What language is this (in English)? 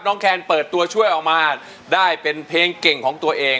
Thai